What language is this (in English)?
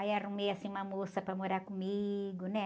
Portuguese